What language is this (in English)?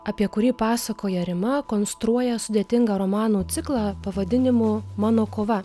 Lithuanian